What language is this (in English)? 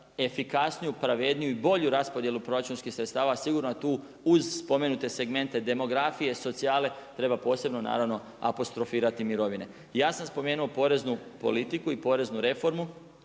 Croatian